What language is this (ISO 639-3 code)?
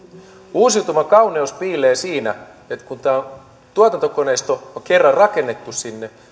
fin